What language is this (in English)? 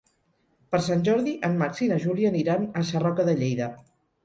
Catalan